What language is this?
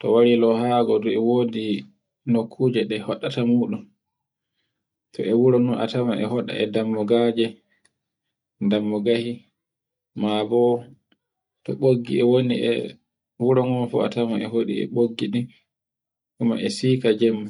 Borgu Fulfulde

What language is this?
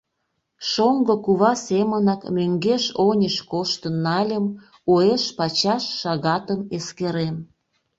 Mari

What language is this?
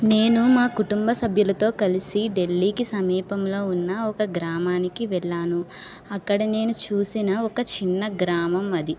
Telugu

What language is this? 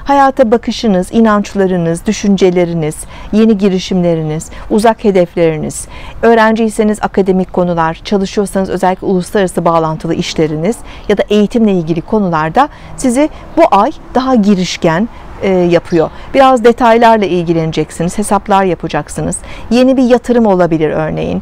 Turkish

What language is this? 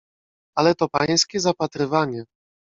Polish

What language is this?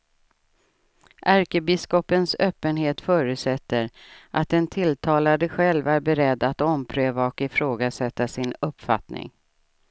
Swedish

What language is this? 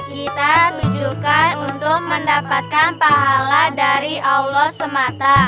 Indonesian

